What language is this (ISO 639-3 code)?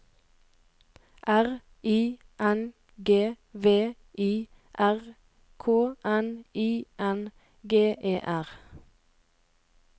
nor